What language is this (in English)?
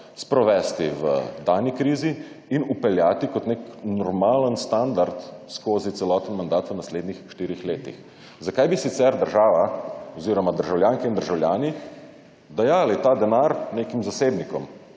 Slovenian